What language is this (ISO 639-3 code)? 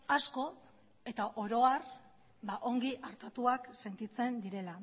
eus